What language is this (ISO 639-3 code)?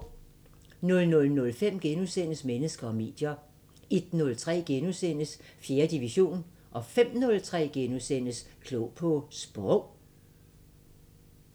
dan